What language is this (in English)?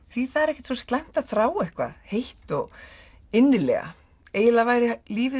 Icelandic